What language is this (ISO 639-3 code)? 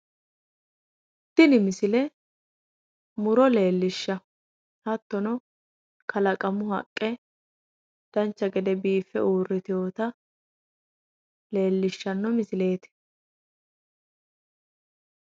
sid